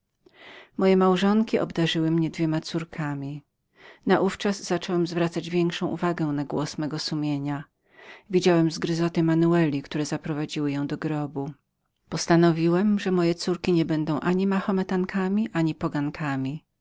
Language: Polish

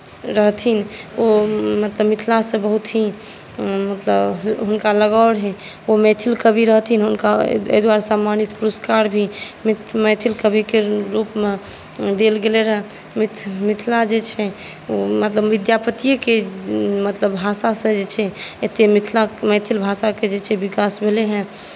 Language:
Maithili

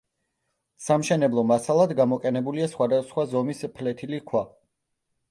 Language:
Georgian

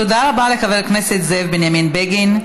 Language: Hebrew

